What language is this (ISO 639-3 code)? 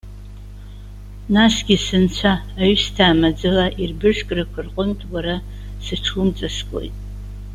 abk